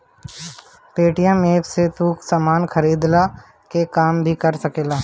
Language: Bhojpuri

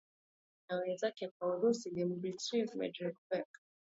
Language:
Swahili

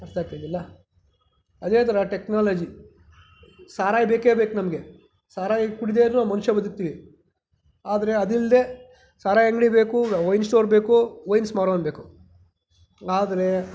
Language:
Kannada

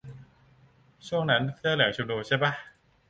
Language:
Thai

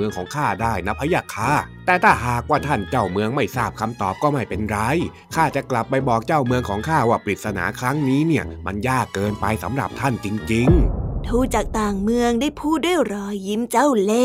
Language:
Thai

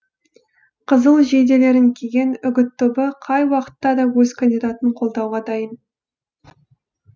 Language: Kazakh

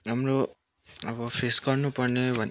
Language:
Nepali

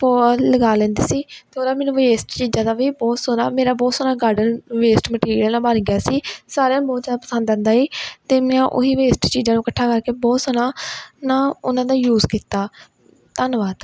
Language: Punjabi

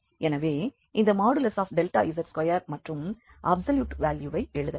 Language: Tamil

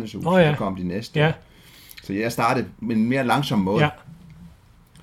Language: Danish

